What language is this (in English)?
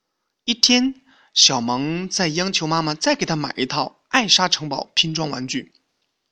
Chinese